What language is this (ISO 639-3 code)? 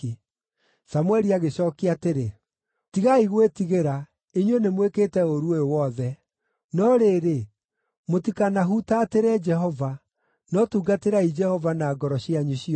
kik